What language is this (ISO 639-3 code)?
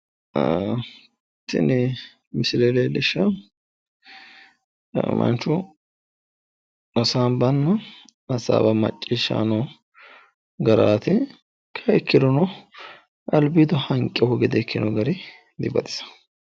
sid